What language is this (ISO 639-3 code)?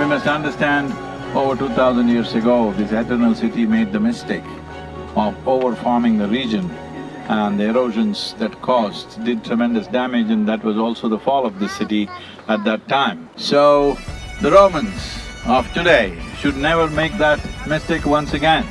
eng